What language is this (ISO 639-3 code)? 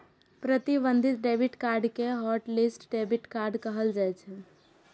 mai